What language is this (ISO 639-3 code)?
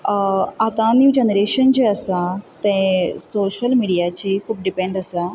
kok